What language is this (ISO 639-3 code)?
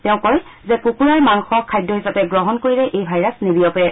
asm